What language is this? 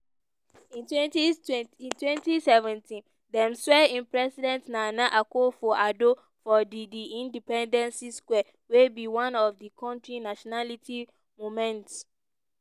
Nigerian Pidgin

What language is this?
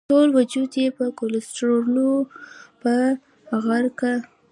Pashto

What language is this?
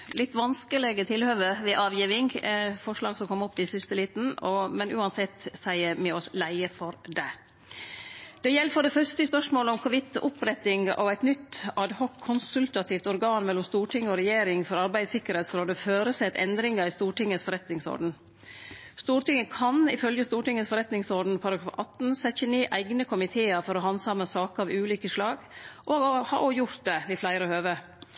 Norwegian Nynorsk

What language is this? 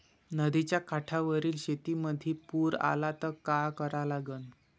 Marathi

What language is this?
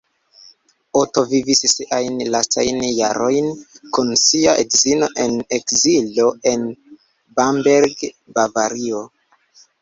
Esperanto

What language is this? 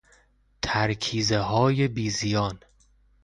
Persian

